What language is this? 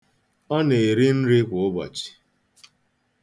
Igbo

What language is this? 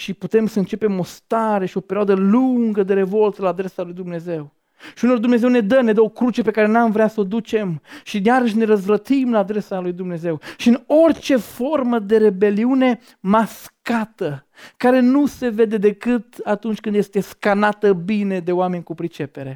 Romanian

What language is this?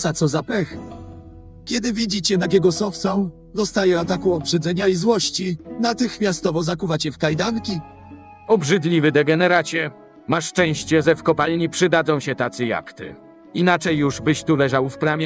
Polish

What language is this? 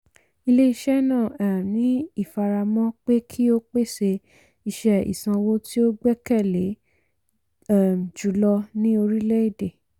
Yoruba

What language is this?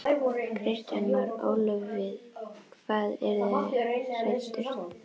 Icelandic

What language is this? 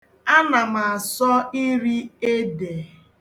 Igbo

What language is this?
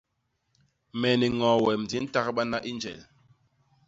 Basaa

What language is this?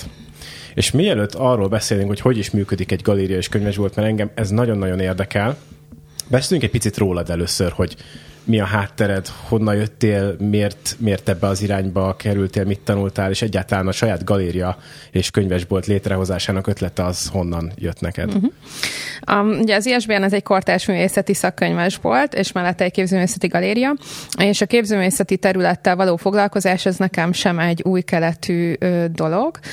Hungarian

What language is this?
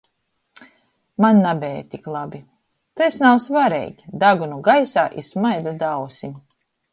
Latgalian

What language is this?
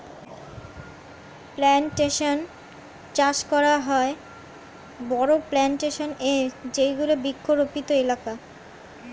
Bangla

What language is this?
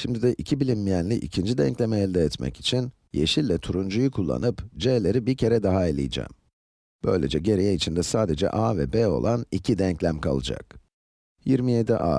Turkish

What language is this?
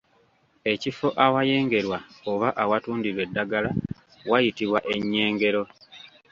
Ganda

